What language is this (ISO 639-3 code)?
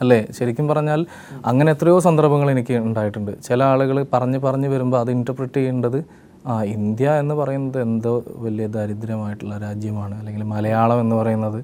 mal